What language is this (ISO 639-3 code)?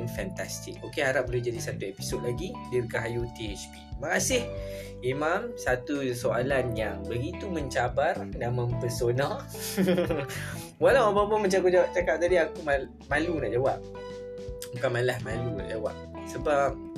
msa